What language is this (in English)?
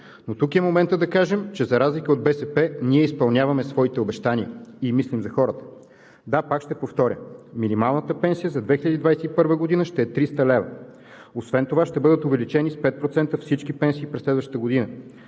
Bulgarian